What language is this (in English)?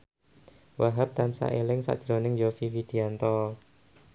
Javanese